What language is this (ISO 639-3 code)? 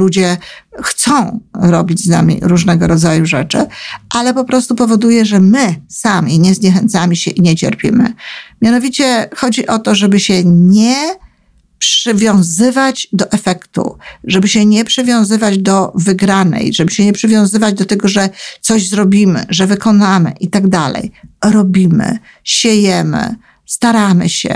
pol